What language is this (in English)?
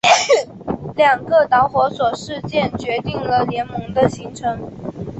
Chinese